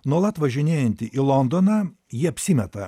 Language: Lithuanian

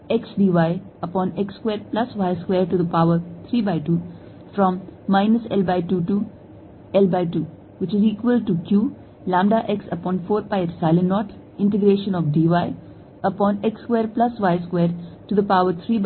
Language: Hindi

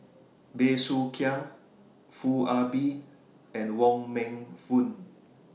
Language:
English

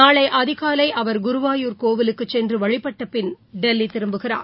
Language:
Tamil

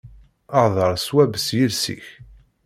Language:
Kabyle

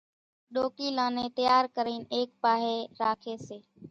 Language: Kachi Koli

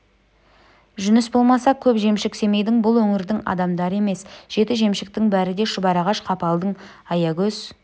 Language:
Kazakh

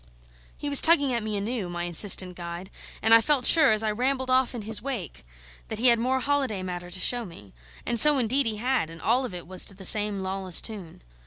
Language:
English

